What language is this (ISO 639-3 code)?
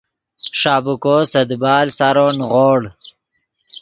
ydg